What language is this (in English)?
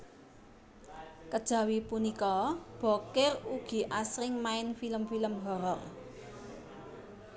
Javanese